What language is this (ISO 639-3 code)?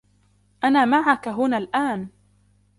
ara